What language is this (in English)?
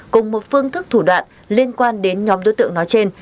Vietnamese